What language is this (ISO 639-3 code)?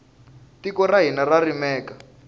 tso